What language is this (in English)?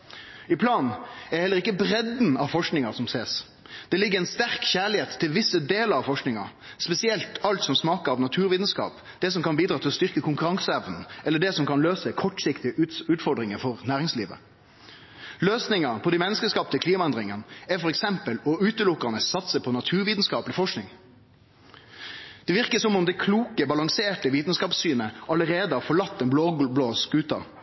Norwegian Nynorsk